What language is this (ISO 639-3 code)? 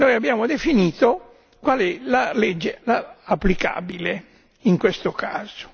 ita